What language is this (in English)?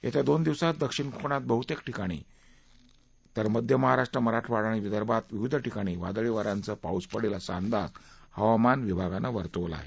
Marathi